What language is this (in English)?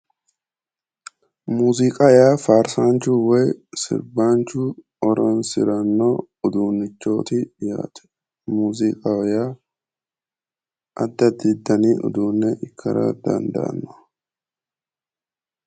Sidamo